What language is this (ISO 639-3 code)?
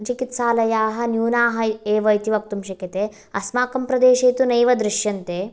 san